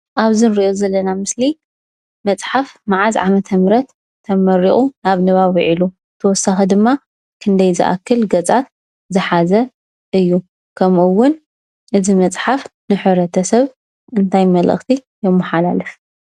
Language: Tigrinya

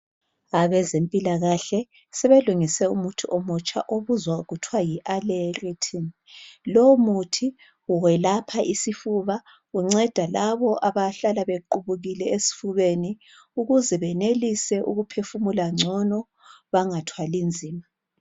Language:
North Ndebele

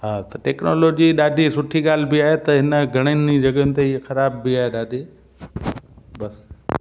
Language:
Sindhi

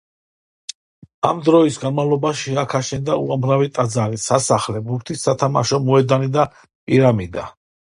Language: Georgian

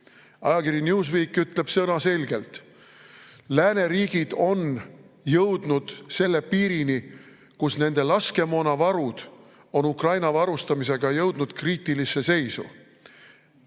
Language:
Estonian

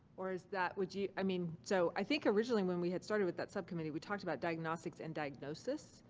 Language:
English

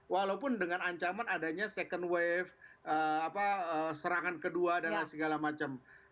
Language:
Indonesian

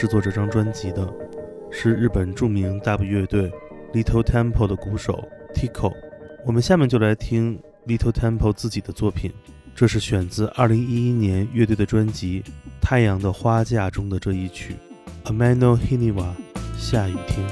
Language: Chinese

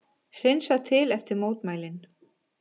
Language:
Icelandic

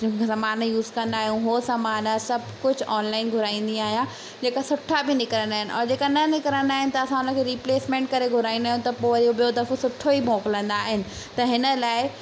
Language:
Sindhi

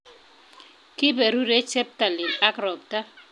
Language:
Kalenjin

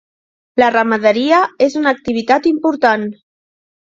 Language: Catalan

